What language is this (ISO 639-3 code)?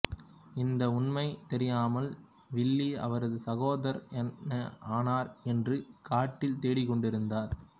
tam